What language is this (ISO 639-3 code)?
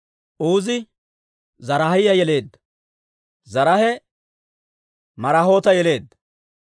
dwr